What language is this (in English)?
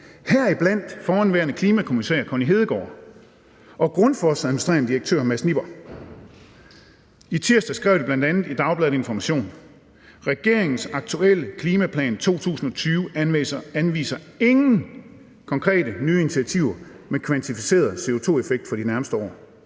Danish